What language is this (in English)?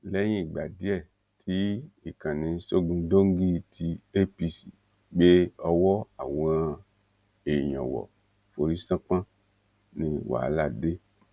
Yoruba